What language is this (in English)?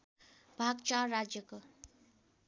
Nepali